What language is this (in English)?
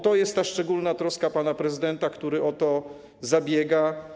Polish